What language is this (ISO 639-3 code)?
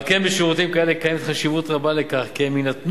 heb